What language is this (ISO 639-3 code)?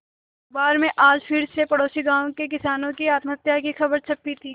hin